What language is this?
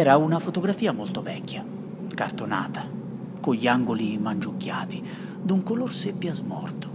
Italian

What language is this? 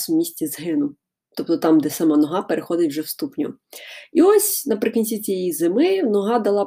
Ukrainian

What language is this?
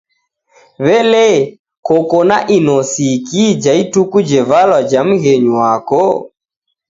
Taita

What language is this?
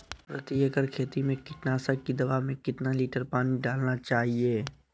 Magahi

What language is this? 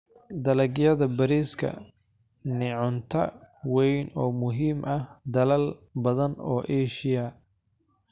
Somali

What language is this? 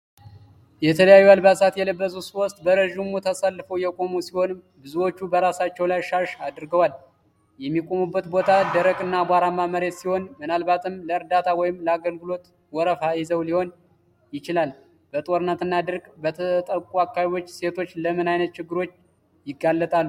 Amharic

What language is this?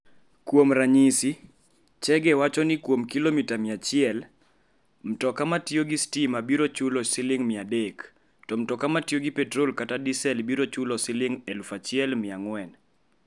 Luo (Kenya and Tanzania)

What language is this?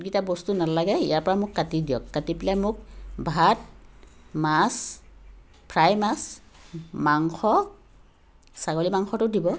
Assamese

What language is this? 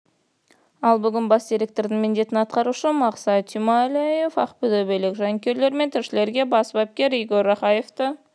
Kazakh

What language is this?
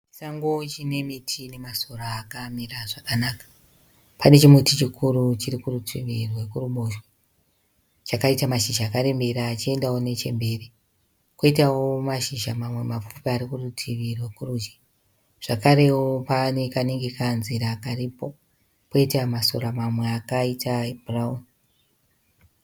Shona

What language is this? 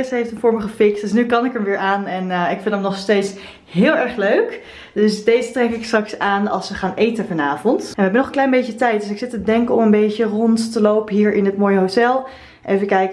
Dutch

